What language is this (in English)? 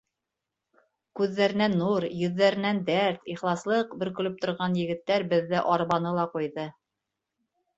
Bashkir